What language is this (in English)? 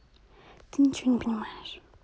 Russian